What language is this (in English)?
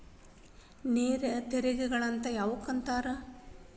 Kannada